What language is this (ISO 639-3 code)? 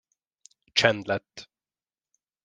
hun